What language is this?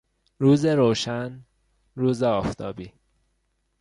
Persian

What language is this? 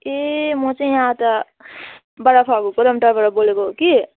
Nepali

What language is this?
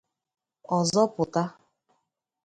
Igbo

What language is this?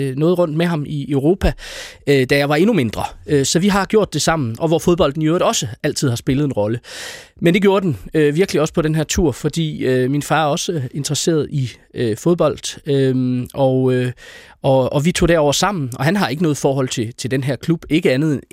Danish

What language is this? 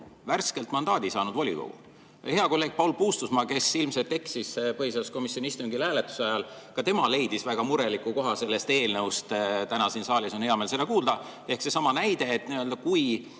Estonian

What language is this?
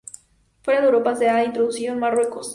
Spanish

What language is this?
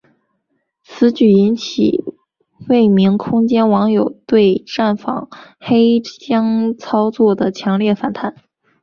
Chinese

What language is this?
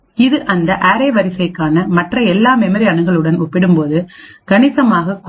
Tamil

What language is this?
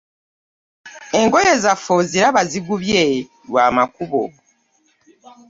Ganda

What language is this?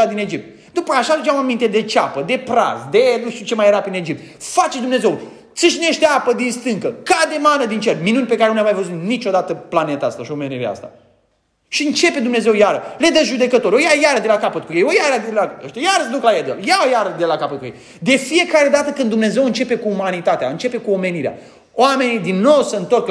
Romanian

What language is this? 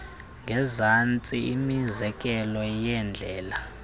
Xhosa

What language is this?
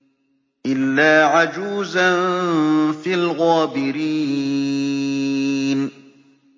Arabic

